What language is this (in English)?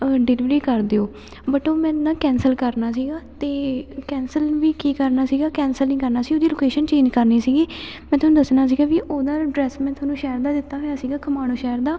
Punjabi